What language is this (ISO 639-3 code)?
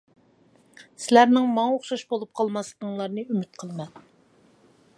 uig